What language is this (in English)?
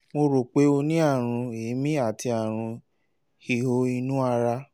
Yoruba